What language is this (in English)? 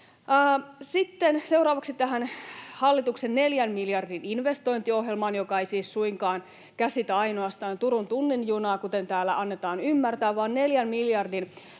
Finnish